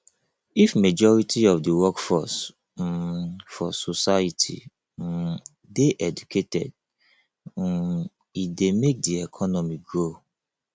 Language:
Nigerian Pidgin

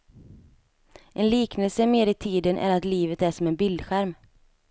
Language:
Swedish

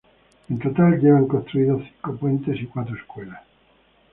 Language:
Spanish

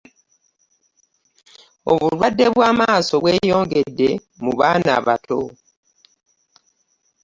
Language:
Ganda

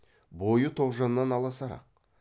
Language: Kazakh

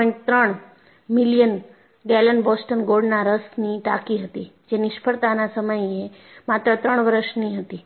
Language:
Gujarati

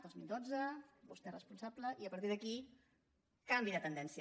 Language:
Catalan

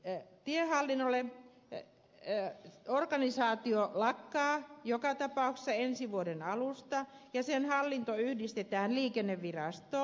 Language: Finnish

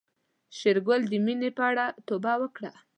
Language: Pashto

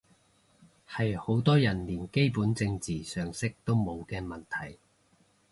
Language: Cantonese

